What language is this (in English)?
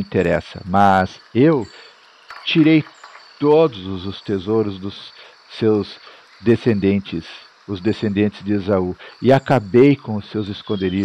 Portuguese